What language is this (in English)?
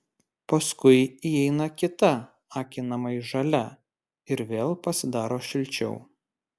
Lithuanian